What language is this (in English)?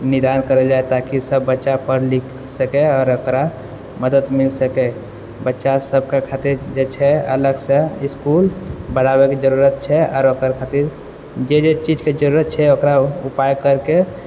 Maithili